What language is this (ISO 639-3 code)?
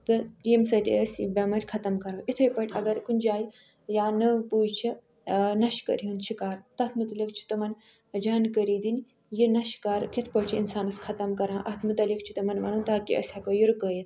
kas